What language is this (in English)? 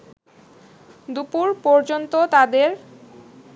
Bangla